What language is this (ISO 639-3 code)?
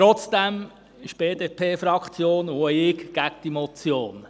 gsw